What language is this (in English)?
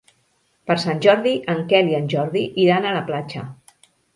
Catalan